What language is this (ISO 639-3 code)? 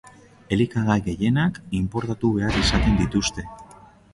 eus